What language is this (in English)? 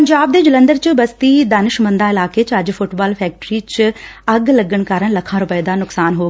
Punjabi